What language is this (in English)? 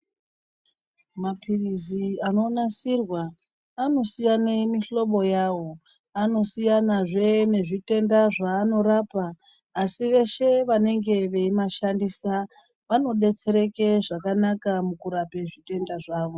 Ndau